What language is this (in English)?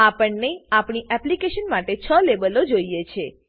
Gujarati